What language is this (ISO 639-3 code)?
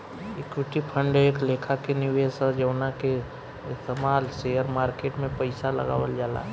bho